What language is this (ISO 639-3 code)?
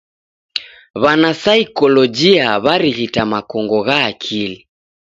dav